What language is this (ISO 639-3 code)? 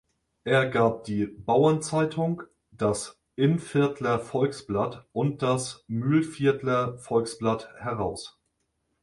deu